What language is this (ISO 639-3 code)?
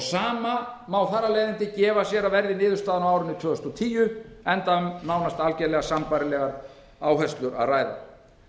isl